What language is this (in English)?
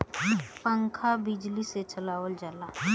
Bhojpuri